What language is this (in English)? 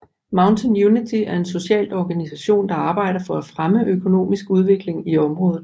Danish